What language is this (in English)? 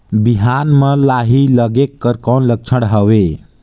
Chhattisgarhi